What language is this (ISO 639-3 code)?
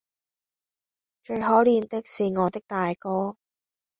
yue